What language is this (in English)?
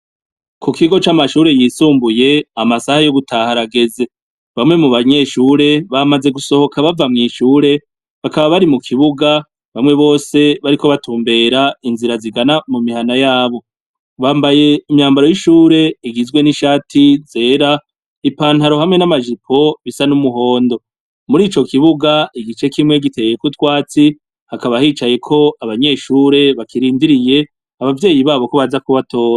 Rundi